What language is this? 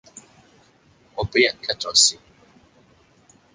Cantonese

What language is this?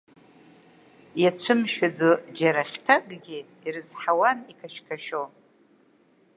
Abkhazian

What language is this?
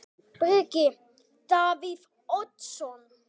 Icelandic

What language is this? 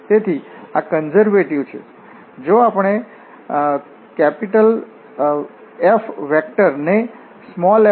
Gujarati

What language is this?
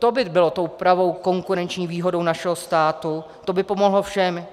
Czech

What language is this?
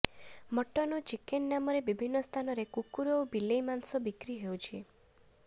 Odia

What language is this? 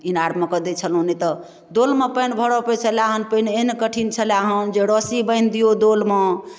Maithili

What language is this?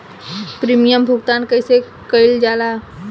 Bhojpuri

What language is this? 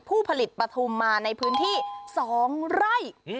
Thai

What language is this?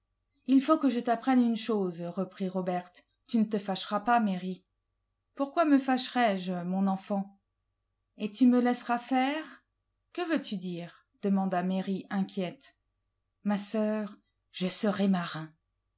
French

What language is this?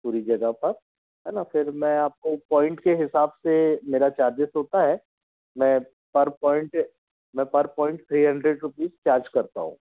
Hindi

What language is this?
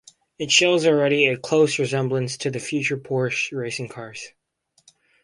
English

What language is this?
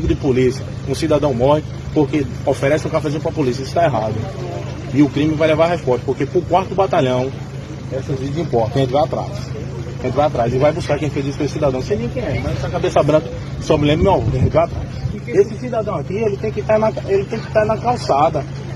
Portuguese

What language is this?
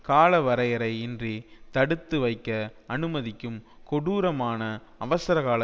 Tamil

